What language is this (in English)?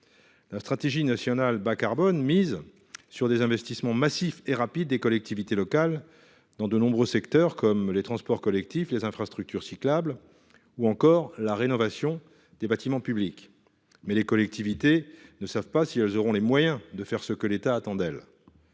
French